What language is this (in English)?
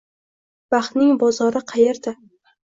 Uzbek